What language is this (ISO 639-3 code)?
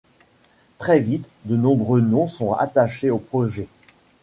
fra